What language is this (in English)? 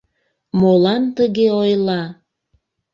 Mari